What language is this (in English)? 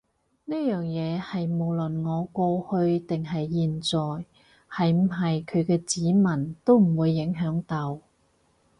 Cantonese